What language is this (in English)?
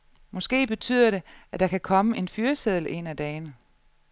Danish